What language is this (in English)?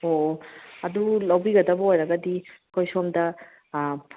Manipuri